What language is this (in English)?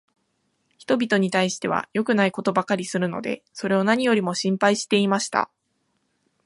Japanese